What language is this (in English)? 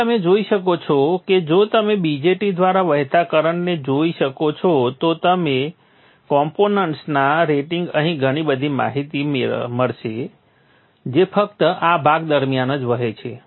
Gujarati